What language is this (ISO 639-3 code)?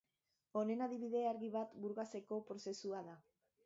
eus